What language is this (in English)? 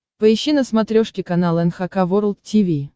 Russian